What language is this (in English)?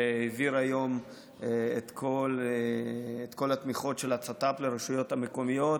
Hebrew